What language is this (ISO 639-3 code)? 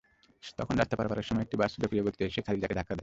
ben